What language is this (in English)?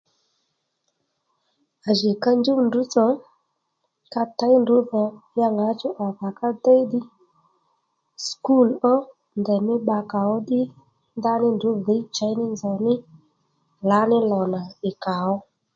Lendu